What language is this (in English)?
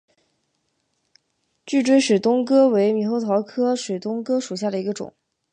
Chinese